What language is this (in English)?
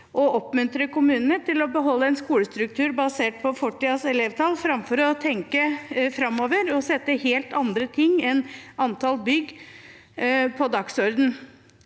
Norwegian